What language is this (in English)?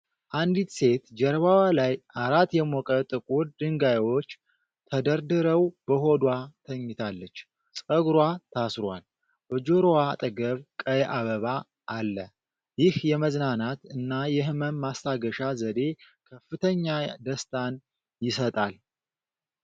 Amharic